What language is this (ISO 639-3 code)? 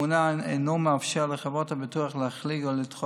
heb